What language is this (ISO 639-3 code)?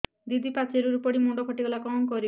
ori